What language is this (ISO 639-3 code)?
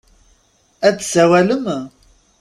kab